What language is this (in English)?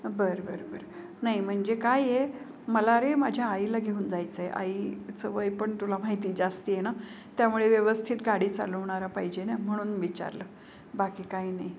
Marathi